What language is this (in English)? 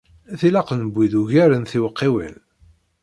Kabyle